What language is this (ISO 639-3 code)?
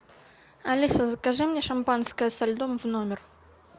rus